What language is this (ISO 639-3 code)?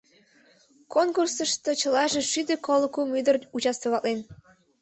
chm